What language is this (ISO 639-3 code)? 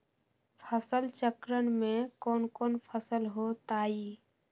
mag